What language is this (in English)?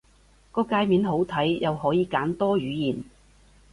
Cantonese